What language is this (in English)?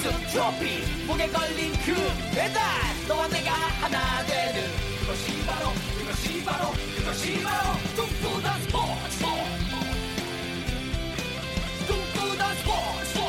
Korean